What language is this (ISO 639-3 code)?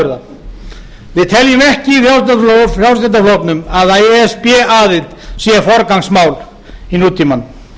isl